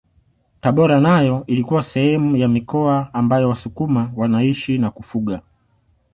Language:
Swahili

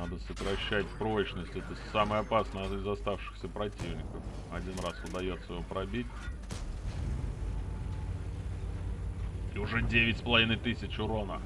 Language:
Russian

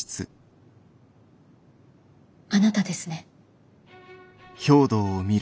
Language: Japanese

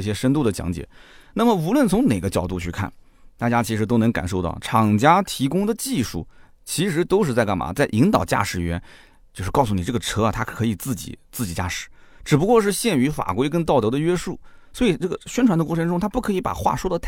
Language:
Chinese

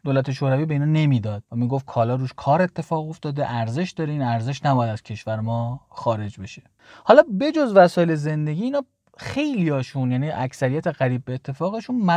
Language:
Persian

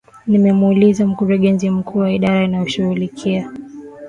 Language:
Swahili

